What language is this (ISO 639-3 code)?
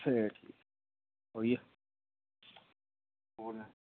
doi